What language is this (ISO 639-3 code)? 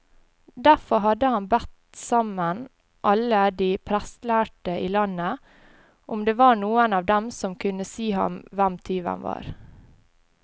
nor